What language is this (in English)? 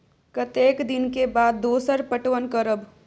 Maithili